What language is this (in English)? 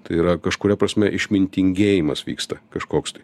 Lithuanian